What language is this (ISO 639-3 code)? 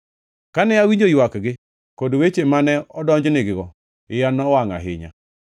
luo